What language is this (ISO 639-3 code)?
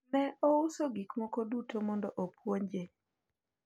luo